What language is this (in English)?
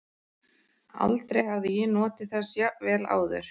Icelandic